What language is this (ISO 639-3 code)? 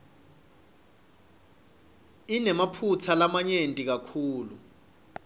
ssw